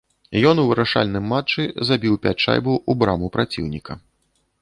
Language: Belarusian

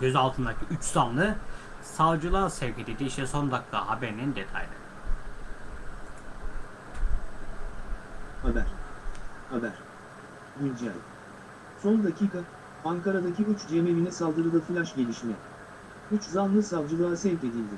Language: Turkish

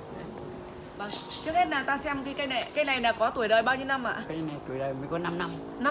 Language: Vietnamese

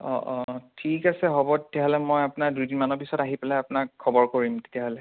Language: Assamese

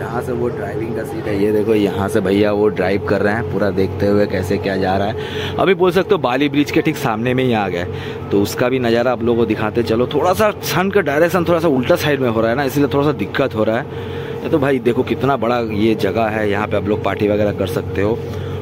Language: Hindi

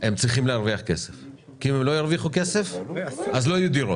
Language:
Hebrew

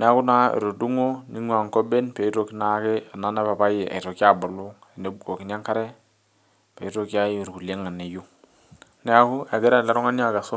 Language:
Masai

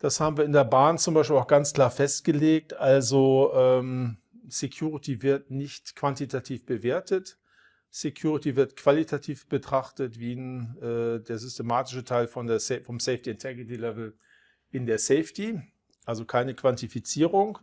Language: German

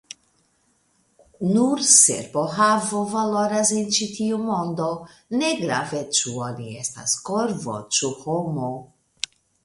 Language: Esperanto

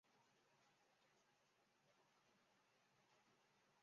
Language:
Chinese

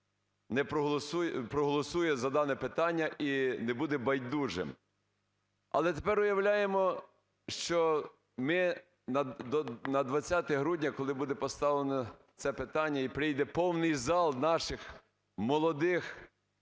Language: Ukrainian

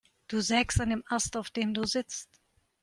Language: German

